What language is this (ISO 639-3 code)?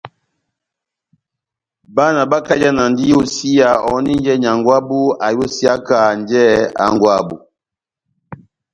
bnm